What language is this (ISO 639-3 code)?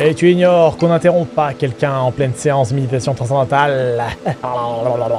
fra